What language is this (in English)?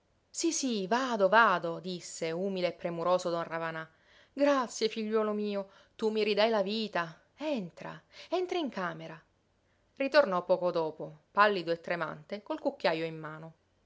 Italian